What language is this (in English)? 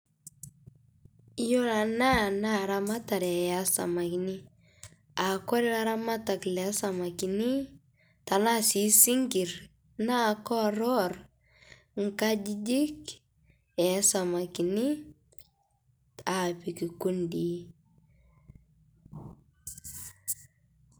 Masai